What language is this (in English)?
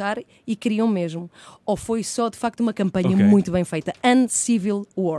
Portuguese